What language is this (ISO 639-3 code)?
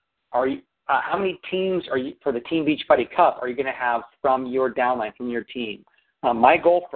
eng